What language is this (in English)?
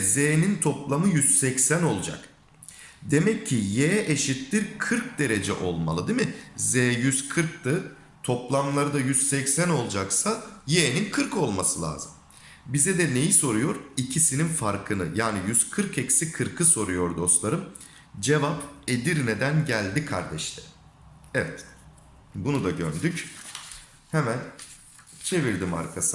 Turkish